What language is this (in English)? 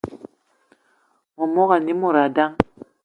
Eton (Cameroon)